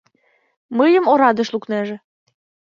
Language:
Mari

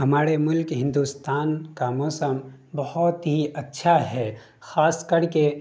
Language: Urdu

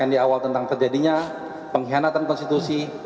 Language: Indonesian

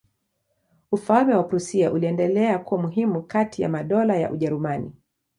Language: Swahili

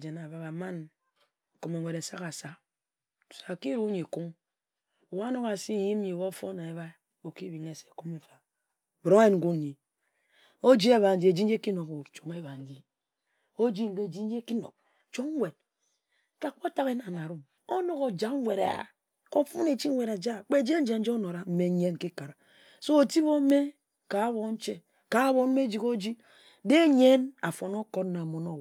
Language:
Ejagham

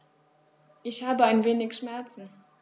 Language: German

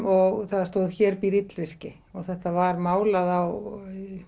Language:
Icelandic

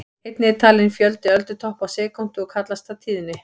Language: Icelandic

